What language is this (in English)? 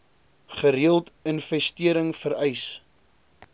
Afrikaans